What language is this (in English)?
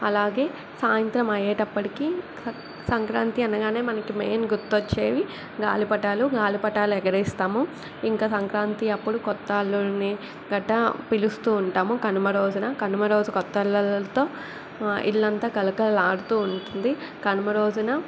Telugu